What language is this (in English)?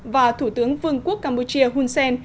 Vietnamese